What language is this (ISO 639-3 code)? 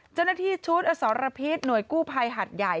tha